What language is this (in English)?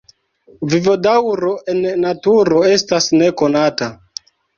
Esperanto